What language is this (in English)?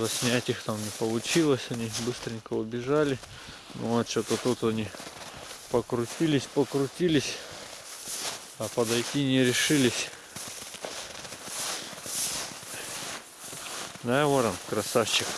Russian